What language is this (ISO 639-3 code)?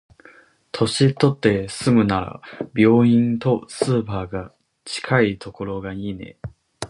jpn